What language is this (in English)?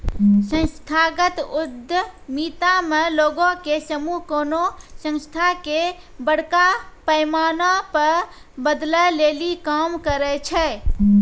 Maithili